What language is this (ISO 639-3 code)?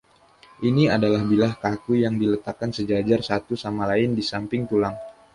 ind